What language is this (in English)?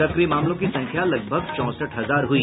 Hindi